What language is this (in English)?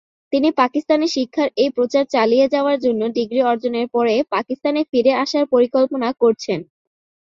Bangla